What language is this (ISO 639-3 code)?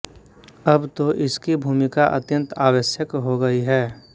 hin